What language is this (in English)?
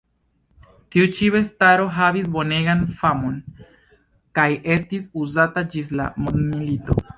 Esperanto